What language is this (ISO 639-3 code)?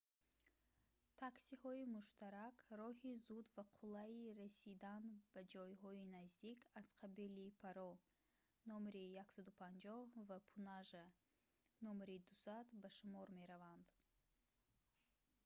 tgk